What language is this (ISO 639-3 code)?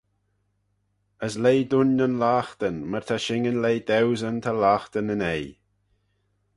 glv